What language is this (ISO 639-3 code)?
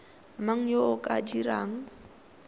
tsn